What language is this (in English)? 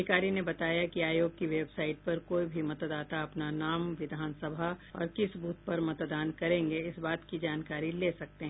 Hindi